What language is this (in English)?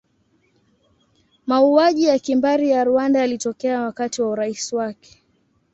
Swahili